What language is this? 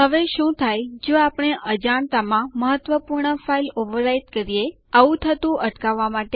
Gujarati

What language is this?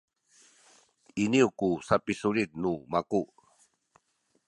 Sakizaya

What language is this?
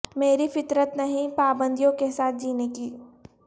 Urdu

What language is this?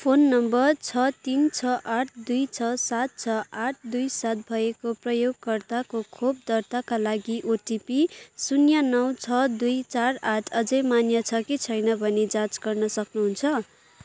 Nepali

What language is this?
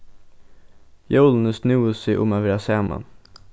Faroese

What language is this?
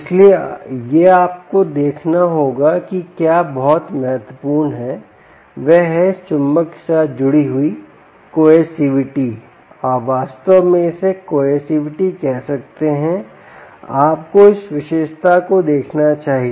Hindi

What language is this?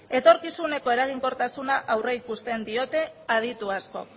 Basque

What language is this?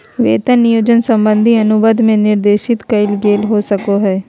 Magahi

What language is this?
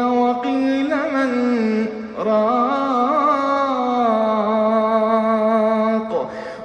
Arabic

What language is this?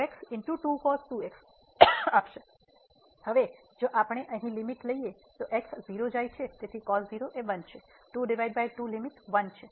Gujarati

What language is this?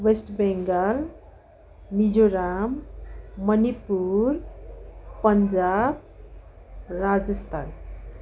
Nepali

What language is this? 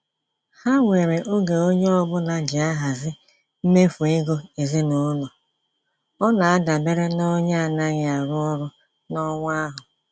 Igbo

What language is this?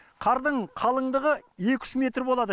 Kazakh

